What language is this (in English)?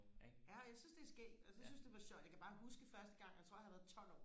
Danish